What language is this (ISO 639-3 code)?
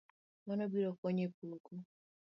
luo